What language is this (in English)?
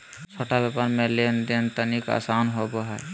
Magahi